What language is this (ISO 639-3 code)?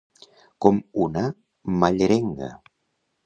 cat